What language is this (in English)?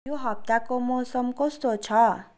Nepali